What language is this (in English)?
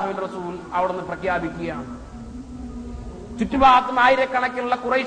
Malayalam